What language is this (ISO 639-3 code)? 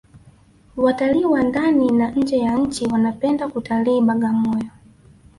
swa